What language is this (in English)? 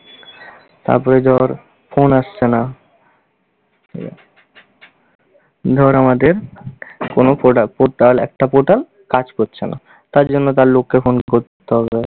Bangla